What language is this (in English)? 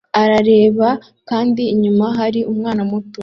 Kinyarwanda